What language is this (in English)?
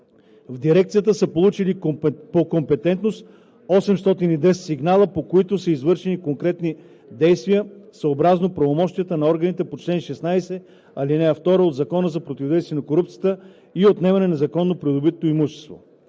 Bulgarian